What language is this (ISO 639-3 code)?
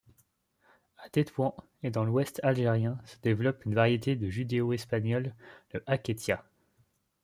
fra